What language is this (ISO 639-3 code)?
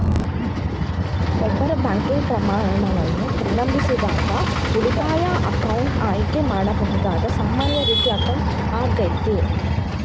kan